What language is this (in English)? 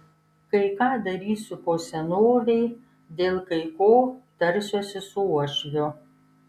Lithuanian